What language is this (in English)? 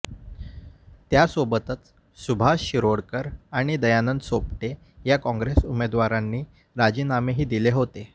Marathi